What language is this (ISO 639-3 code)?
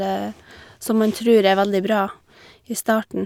nor